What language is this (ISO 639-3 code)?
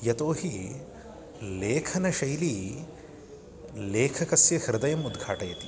san